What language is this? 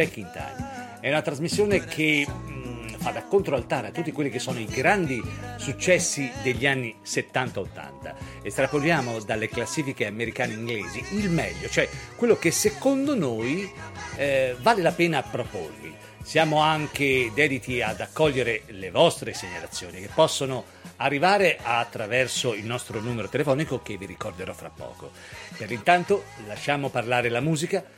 Italian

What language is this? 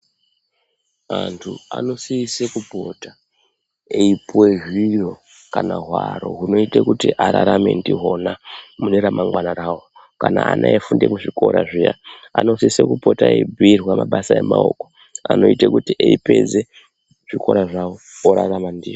Ndau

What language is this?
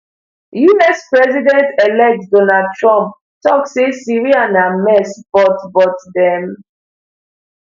Nigerian Pidgin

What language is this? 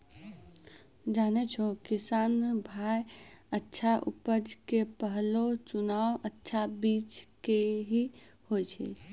Maithili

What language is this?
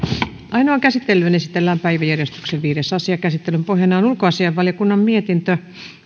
Finnish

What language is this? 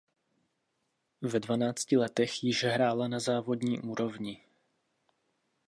Czech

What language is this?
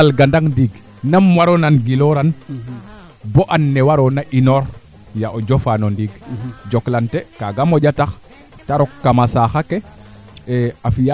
Serer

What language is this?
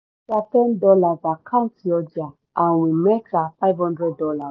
Yoruba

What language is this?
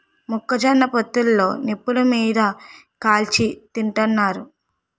Telugu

